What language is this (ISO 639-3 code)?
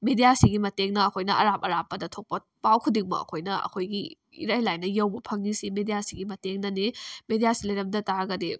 mni